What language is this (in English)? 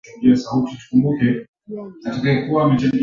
Swahili